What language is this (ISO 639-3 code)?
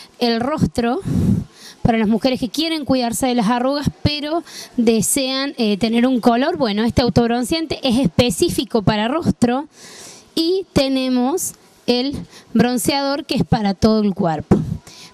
spa